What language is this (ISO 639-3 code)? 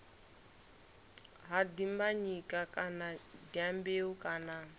ven